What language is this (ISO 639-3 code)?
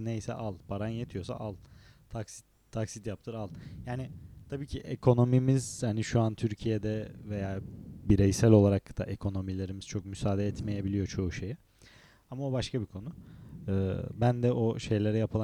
tur